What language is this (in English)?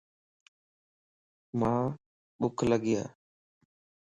Lasi